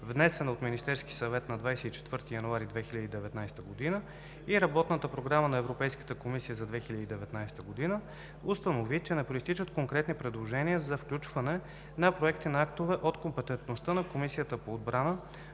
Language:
Bulgarian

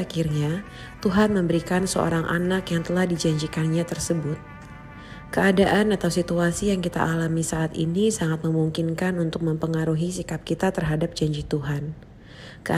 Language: Indonesian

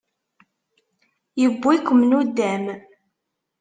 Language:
Kabyle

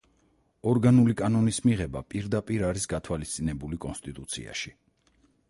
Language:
Georgian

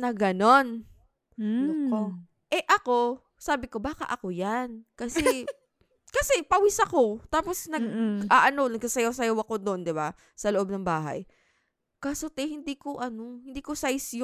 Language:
Filipino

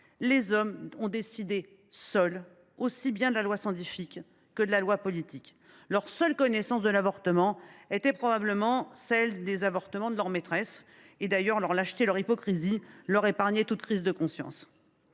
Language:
French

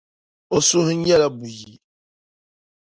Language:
Dagbani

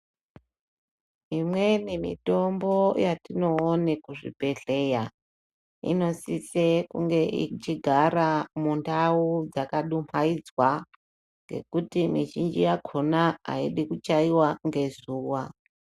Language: Ndau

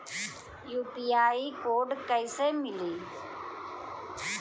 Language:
Bhojpuri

